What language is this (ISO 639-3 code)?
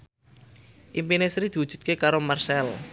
jav